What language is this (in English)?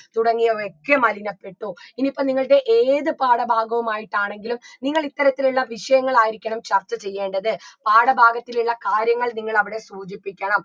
Malayalam